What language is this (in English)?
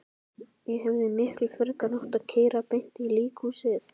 Icelandic